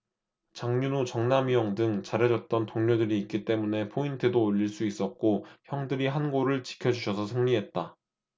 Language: Korean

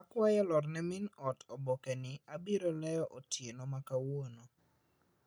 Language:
Luo (Kenya and Tanzania)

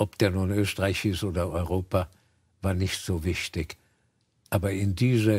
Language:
German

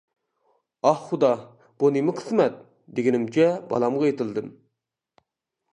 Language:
Uyghur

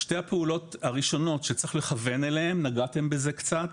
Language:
Hebrew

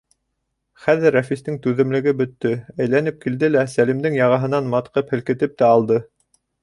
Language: Bashkir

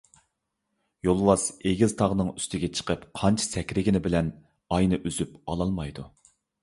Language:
Uyghur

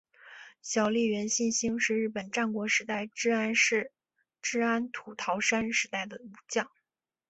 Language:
Chinese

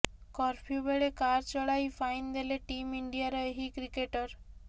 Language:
Odia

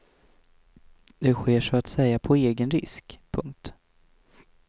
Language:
Swedish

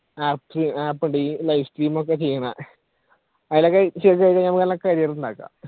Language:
Malayalam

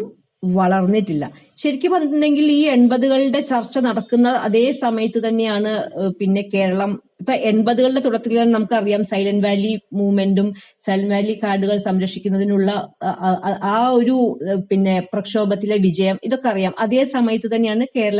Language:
Malayalam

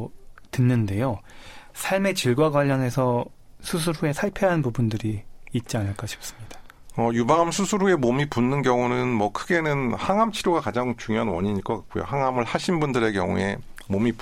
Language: Korean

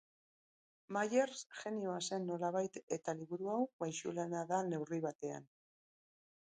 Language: Basque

